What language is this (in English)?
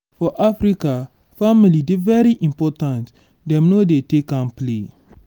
Nigerian Pidgin